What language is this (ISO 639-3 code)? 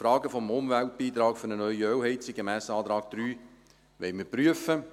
gsw